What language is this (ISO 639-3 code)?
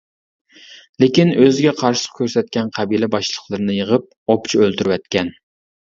uig